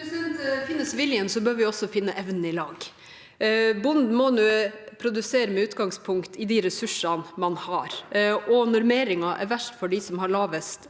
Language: Norwegian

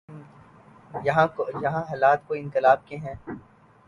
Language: Urdu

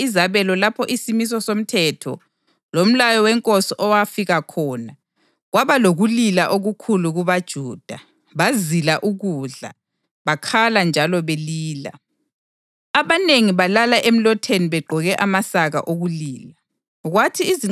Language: North Ndebele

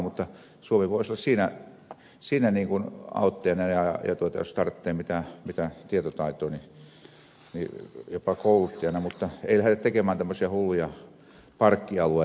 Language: Finnish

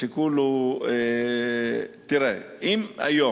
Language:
Hebrew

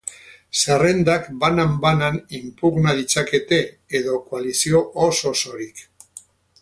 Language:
Basque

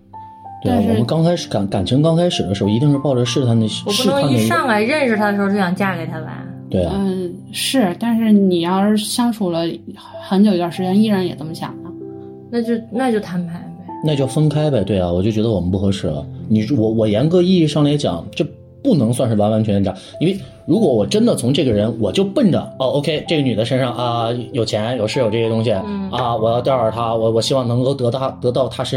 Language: Chinese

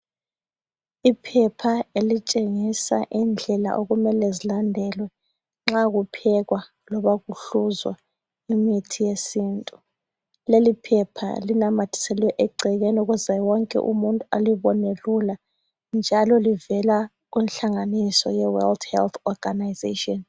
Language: North Ndebele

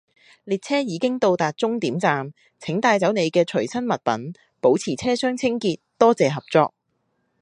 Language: Cantonese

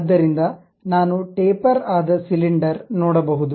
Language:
Kannada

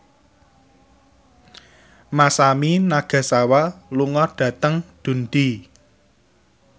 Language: Javanese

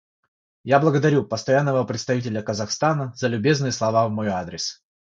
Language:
Russian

